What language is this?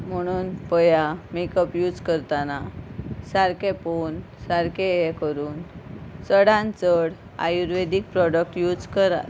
Konkani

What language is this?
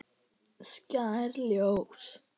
Icelandic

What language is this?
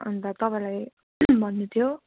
Nepali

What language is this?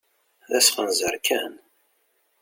Kabyle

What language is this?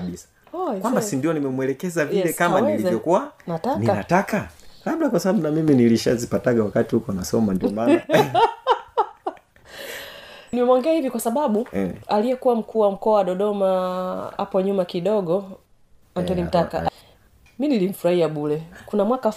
Swahili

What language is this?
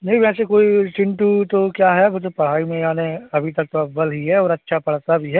Hindi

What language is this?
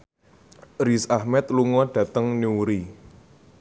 Javanese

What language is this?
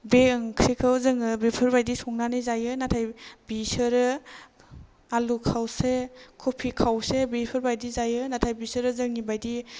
Bodo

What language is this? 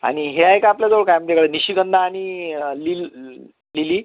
Marathi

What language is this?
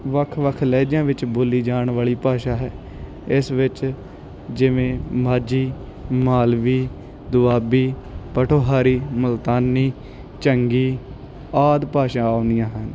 Punjabi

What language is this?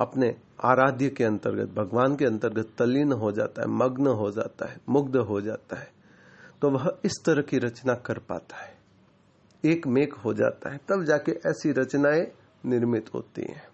Hindi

